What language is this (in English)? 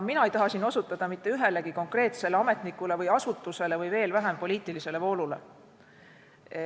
Estonian